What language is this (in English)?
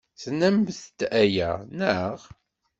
Kabyle